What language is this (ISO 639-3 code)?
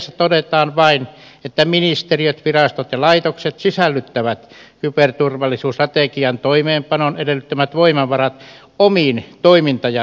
fin